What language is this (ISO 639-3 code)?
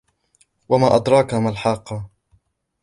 ara